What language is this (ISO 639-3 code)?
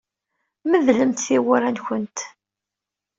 kab